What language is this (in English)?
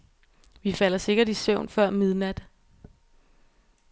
Danish